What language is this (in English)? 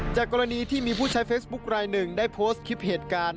Thai